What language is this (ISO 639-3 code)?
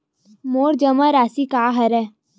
hne